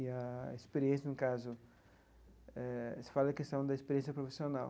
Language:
Portuguese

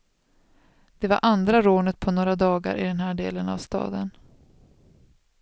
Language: Swedish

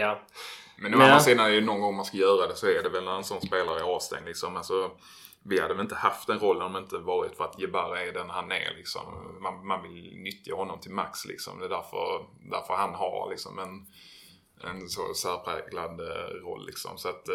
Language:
Swedish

